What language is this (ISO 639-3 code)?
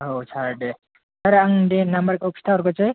brx